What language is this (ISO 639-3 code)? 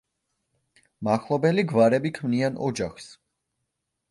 kat